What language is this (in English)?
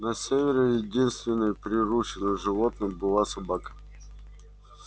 Russian